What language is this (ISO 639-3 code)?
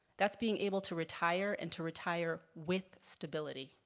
eng